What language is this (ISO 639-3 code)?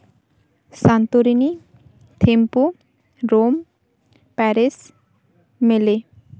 sat